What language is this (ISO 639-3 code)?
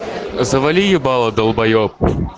rus